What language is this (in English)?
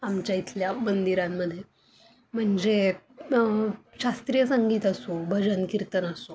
Marathi